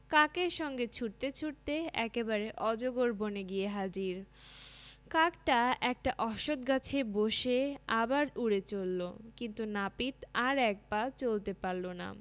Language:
Bangla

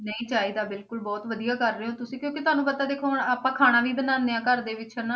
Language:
Punjabi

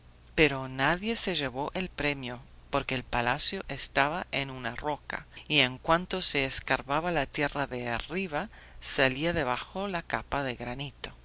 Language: Spanish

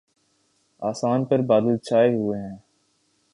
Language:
Urdu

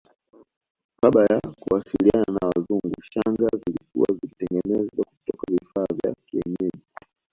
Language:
Swahili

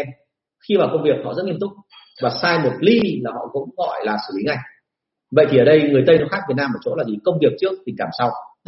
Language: Vietnamese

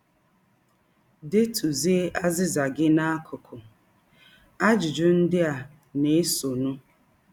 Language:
Igbo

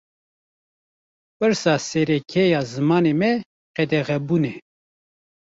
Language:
Kurdish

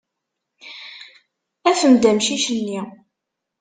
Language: Kabyle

